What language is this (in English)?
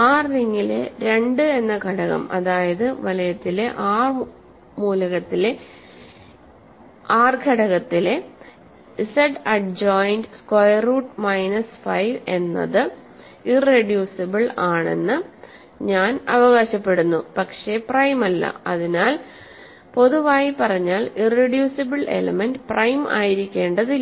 Malayalam